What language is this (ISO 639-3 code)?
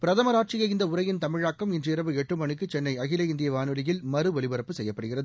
tam